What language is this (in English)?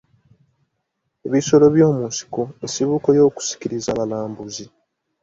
Ganda